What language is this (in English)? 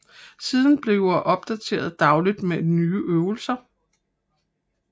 Danish